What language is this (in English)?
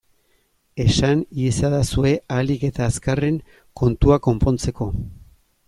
Basque